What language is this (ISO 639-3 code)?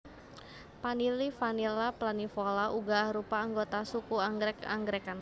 jav